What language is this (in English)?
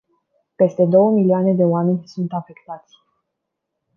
Romanian